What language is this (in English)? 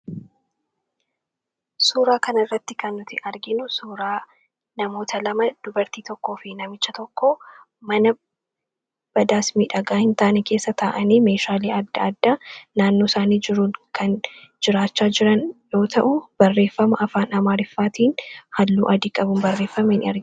Oromo